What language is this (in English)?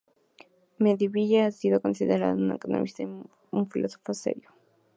Spanish